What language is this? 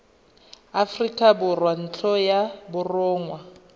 Tswana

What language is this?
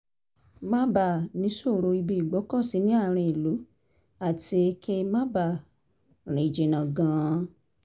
Yoruba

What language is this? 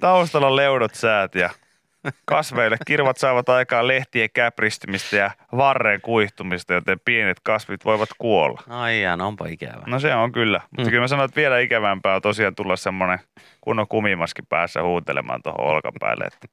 Finnish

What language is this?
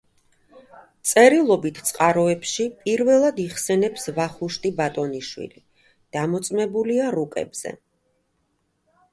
Georgian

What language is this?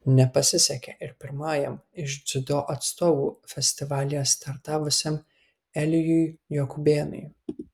Lithuanian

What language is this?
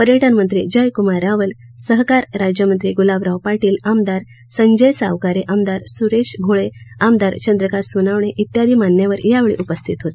Marathi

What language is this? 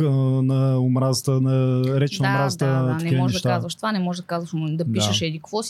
Bulgarian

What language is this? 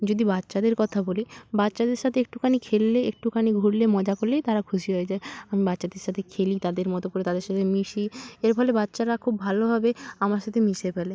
Bangla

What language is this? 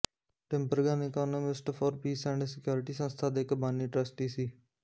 Punjabi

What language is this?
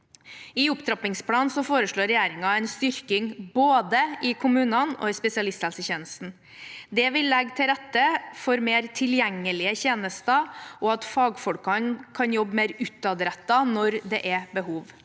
Norwegian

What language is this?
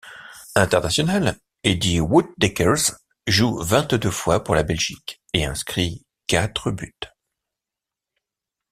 French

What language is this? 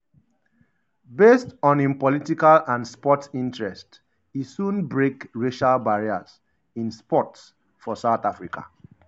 Nigerian Pidgin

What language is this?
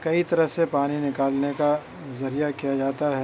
Urdu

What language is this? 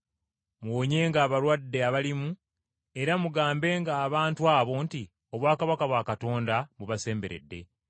Ganda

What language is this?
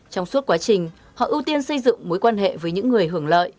Vietnamese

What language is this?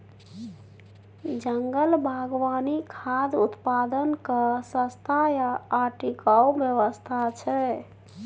Maithili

